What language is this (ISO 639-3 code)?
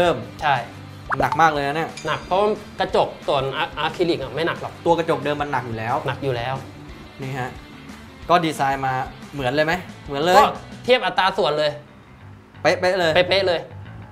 tha